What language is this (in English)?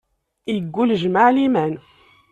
Kabyle